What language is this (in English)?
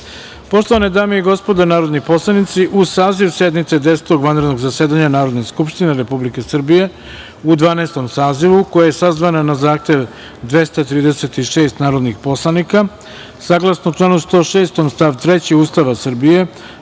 Serbian